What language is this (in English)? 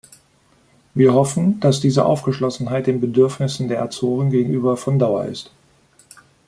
German